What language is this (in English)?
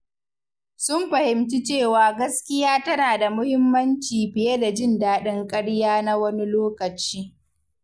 Hausa